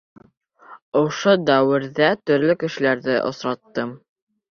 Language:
Bashkir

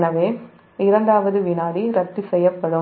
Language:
Tamil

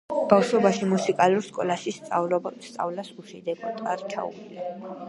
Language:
Georgian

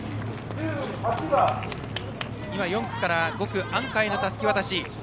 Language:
Japanese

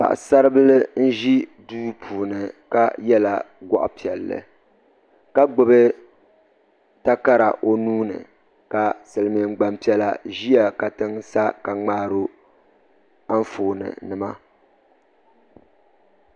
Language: Dagbani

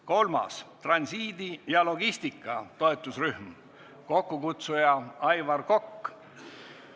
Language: Estonian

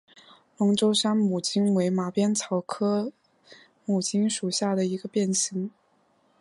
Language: Chinese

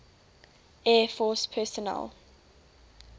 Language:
English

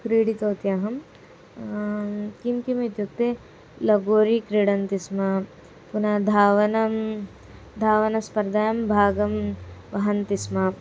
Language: Sanskrit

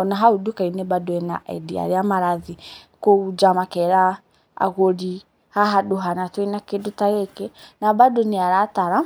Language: Kikuyu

